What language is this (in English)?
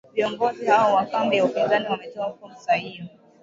Swahili